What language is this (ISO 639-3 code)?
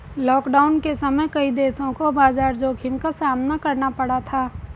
hin